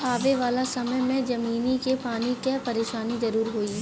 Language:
Bhojpuri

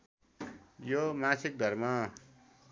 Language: Nepali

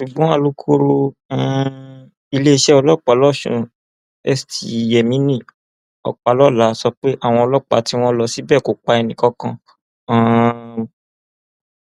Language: Yoruba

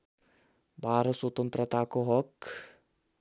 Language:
Nepali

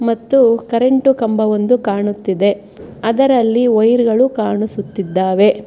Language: Kannada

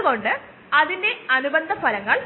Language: Malayalam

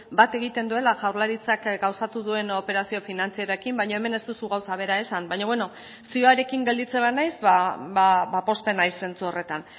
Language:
Basque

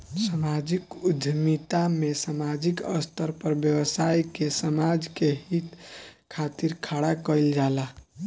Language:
Bhojpuri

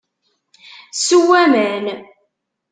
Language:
Kabyle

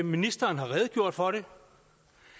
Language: Danish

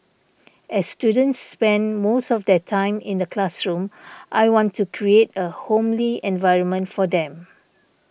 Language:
English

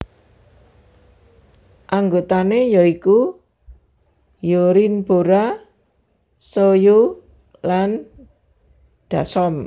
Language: Javanese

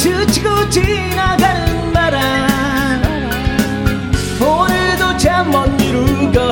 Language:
Korean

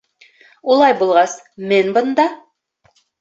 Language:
Bashkir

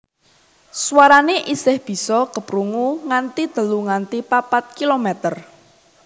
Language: Javanese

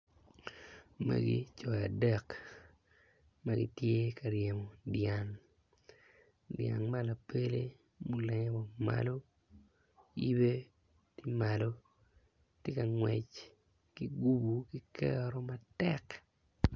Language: Acoli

